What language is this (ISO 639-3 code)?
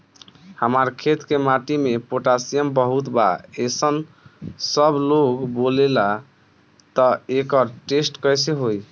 bho